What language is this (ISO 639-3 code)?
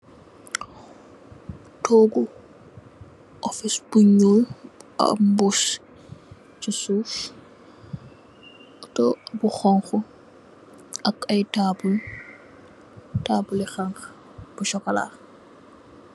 wol